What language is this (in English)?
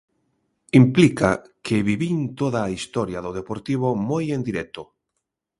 Galician